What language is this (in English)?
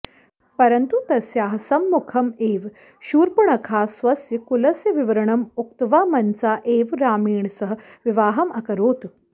Sanskrit